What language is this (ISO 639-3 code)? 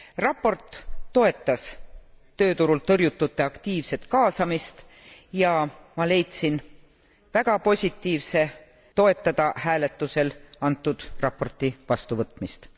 est